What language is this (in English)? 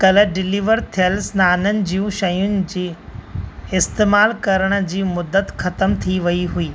Sindhi